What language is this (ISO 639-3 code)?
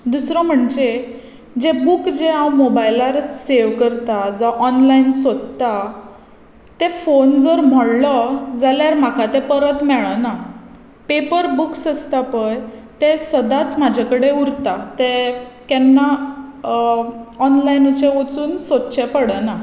kok